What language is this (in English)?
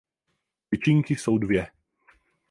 Czech